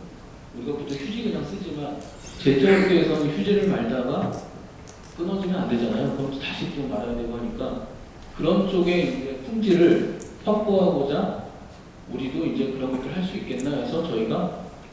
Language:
Korean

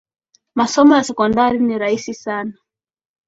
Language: Swahili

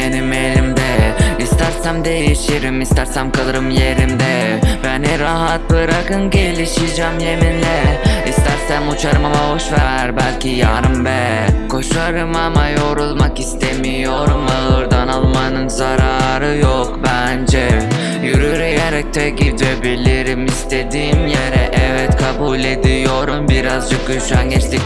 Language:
Turkish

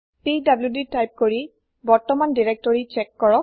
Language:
Assamese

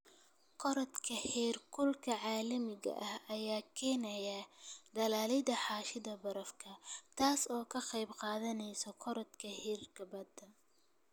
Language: Somali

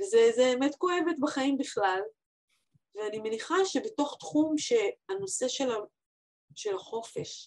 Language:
Hebrew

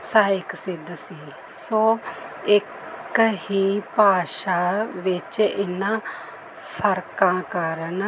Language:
Punjabi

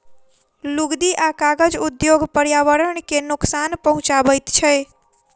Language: Maithili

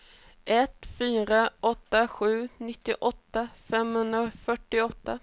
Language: Swedish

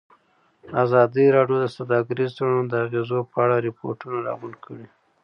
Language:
Pashto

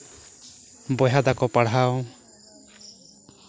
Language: Santali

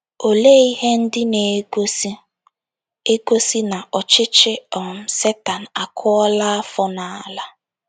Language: Igbo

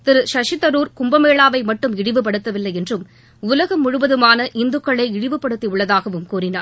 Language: Tamil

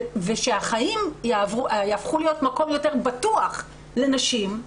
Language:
Hebrew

